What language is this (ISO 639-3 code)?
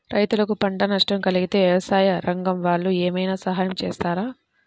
tel